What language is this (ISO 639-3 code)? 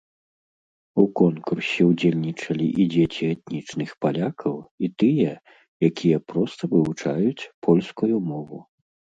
bel